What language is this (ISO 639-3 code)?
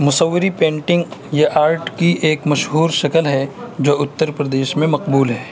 urd